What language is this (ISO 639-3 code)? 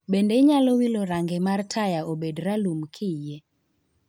luo